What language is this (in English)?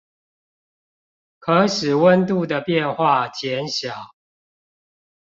Chinese